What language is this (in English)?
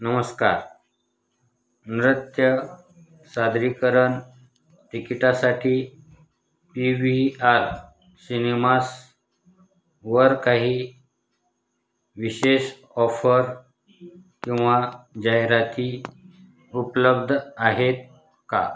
Marathi